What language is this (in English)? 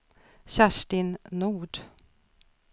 Swedish